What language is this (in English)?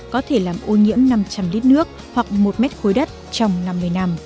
Vietnamese